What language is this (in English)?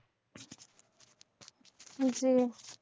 Bangla